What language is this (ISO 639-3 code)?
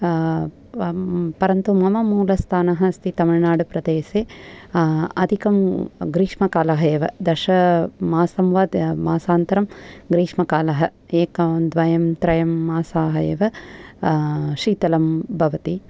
san